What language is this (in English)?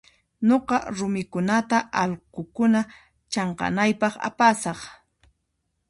Puno Quechua